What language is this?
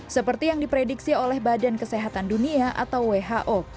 Indonesian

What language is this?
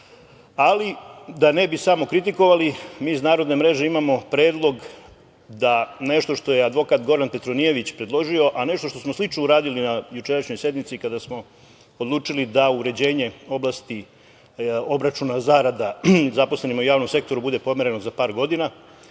Serbian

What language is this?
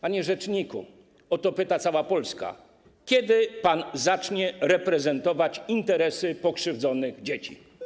Polish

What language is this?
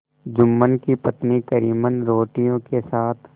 Hindi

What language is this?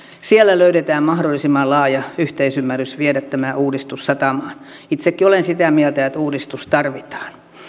Finnish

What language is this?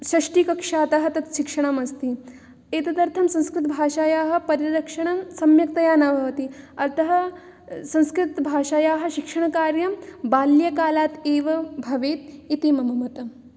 Sanskrit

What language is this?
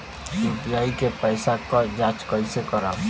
Bhojpuri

